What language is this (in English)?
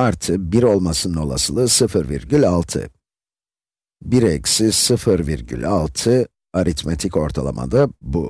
Turkish